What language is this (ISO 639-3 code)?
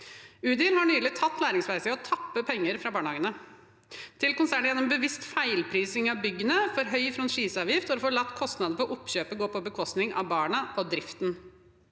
nor